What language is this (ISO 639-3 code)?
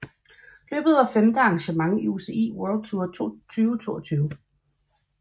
dan